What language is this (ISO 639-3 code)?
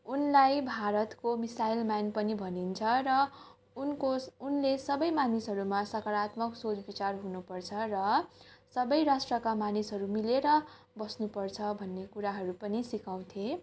nep